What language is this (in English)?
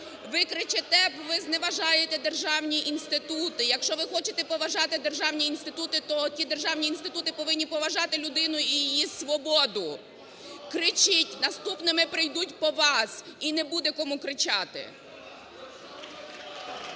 Ukrainian